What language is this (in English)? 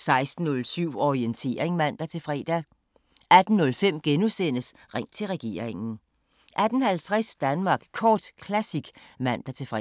Danish